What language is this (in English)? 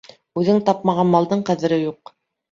Bashkir